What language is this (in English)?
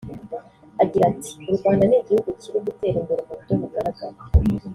Kinyarwanda